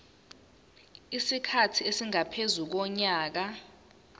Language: Zulu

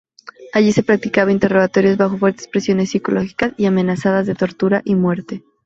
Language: Spanish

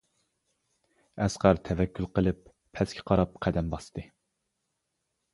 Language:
Uyghur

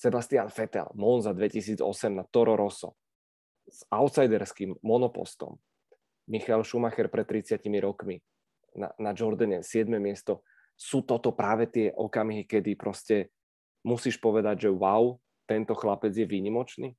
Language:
Czech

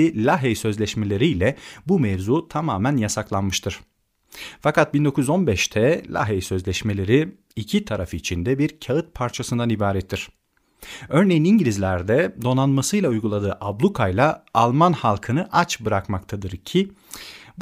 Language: Turkish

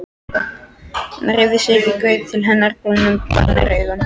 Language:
Icelandic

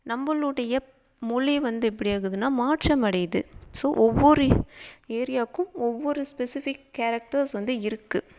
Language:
Tamil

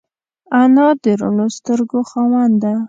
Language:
Pashto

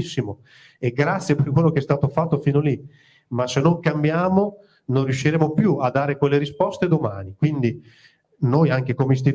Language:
Italian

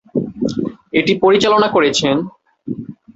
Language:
Bangla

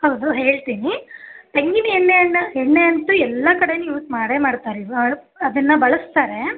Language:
Kannada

